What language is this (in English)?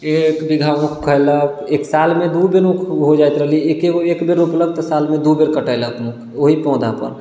Maithili